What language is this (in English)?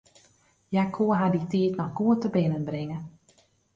Western Frisian